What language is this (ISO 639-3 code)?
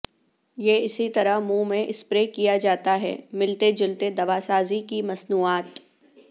urd